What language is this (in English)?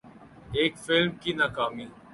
Urdu